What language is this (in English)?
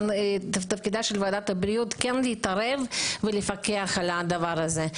Hebrew